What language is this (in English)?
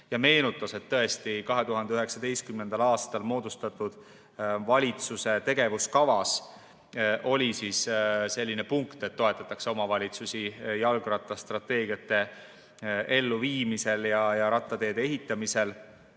Estonian